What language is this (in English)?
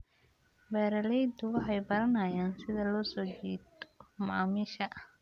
Somali